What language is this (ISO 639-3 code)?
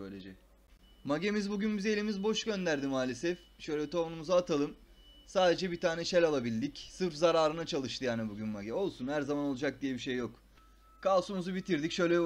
tur